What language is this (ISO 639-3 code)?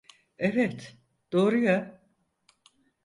tur